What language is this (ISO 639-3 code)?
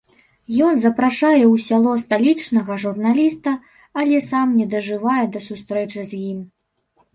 bel